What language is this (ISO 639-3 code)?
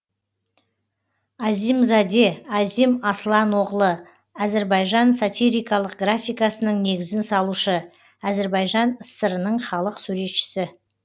kaz